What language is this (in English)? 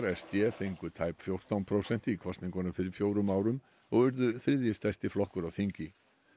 Icelandic